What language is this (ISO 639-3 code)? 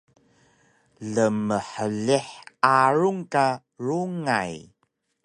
trv